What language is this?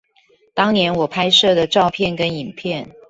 Chinese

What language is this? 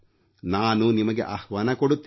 Kannada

